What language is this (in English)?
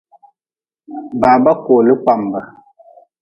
Nawdm